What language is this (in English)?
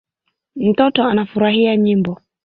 Swahili